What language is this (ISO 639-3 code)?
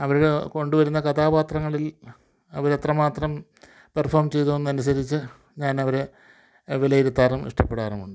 mal